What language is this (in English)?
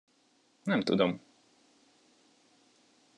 Hungarian